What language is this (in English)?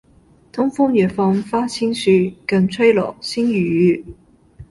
Cantonese